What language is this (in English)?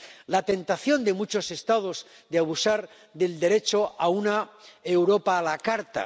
Spanish